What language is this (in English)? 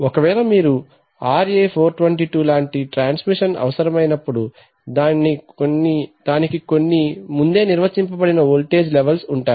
Telugu